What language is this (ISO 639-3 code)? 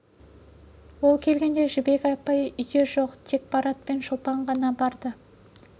kaz